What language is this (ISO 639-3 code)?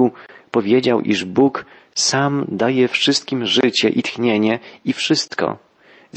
pol